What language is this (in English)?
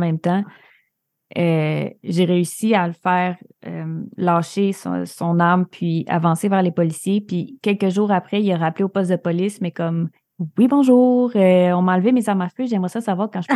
French